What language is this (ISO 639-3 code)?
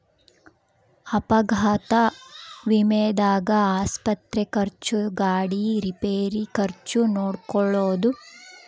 kan